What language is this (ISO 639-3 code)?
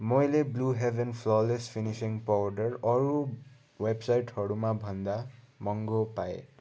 nep